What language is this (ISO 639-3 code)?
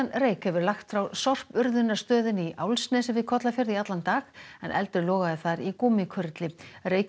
isl